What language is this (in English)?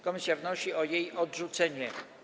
Polish